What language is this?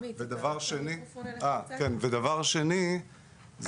Hebrew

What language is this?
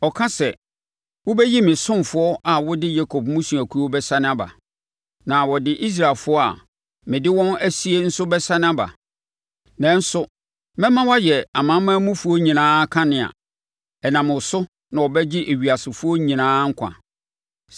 Akan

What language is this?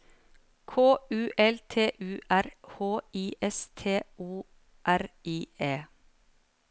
Norwegian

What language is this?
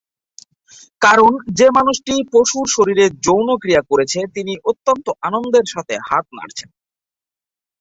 Bangla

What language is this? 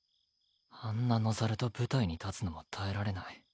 Japanese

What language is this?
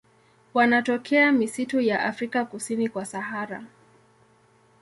Swahili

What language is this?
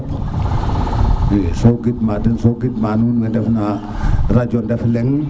Serer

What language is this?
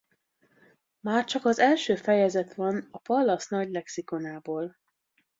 Hungarian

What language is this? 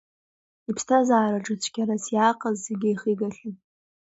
Abkhazian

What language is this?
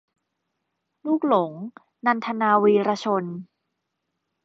Thai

